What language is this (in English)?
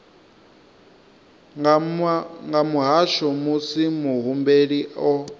Venda